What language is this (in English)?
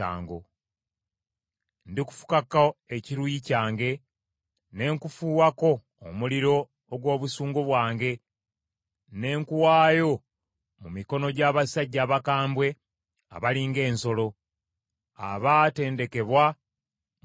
Ganda